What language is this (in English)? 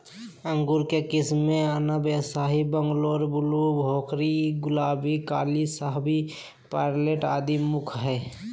Magahi